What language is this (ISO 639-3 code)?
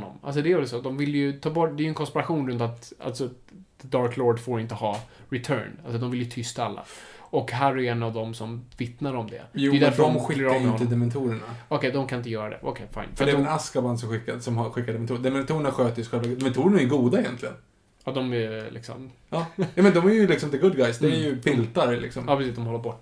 swe